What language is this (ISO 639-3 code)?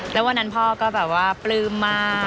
tha